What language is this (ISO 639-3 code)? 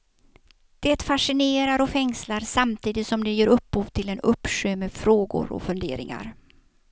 swe